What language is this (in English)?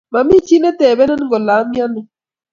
Kalenjin